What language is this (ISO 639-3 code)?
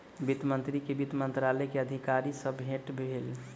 mai